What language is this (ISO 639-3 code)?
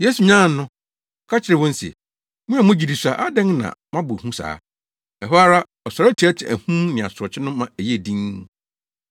aka